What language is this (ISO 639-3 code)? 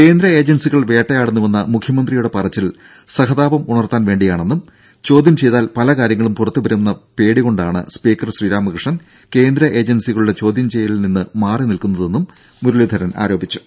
mal